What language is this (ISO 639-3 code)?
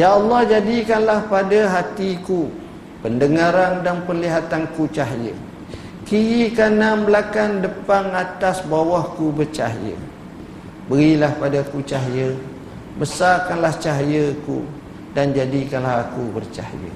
msa